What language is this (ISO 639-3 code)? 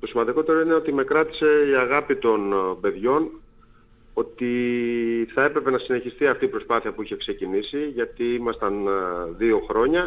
ell